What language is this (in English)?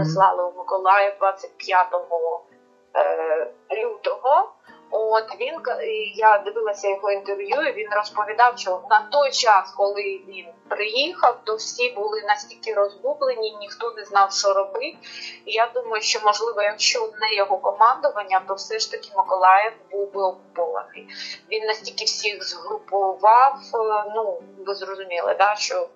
Ukrainian